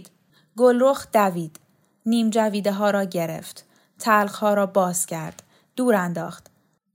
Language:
Persian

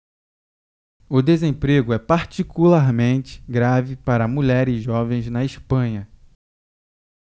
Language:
Portuguese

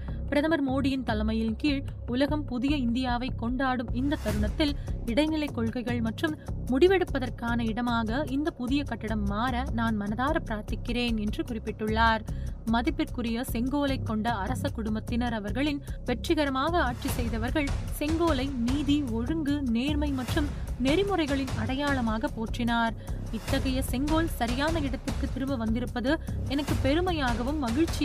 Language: Tamil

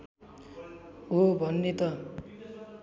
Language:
Nepali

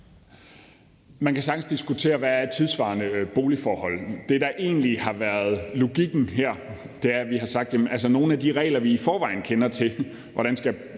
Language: Danish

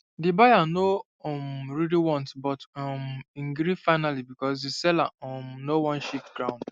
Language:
Nigerian Pidgin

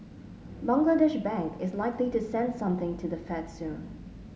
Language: English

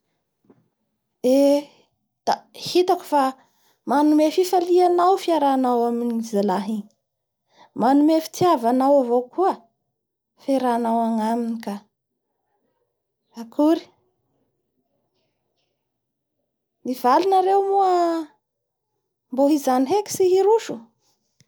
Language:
Bara Malagasy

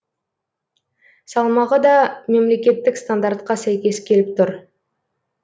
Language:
Kazakh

